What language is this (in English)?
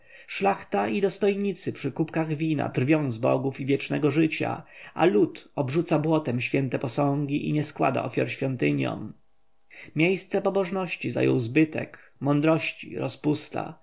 Polish